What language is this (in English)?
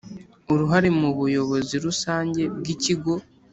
Kinyarwanda